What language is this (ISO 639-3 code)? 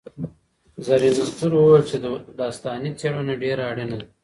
pus